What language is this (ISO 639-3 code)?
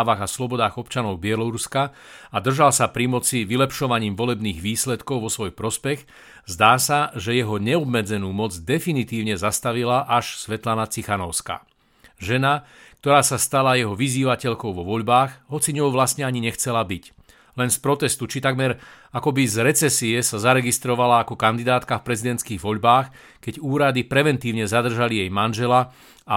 slk